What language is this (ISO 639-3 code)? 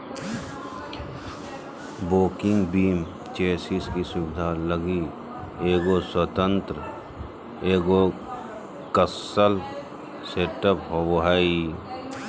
mag